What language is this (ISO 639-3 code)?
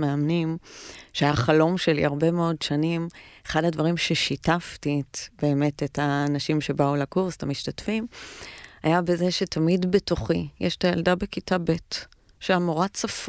heb